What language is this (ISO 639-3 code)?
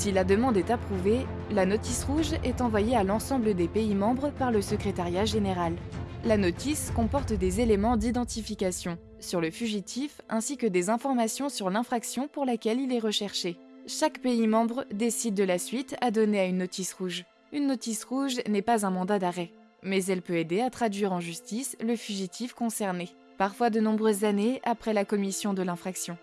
fra